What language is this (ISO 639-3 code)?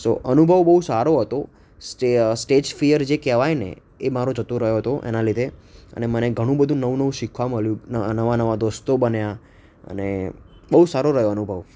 guj